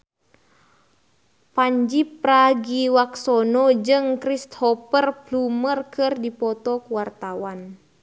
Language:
Sundanese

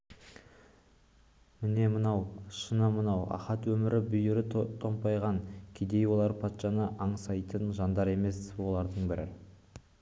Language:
Kazakh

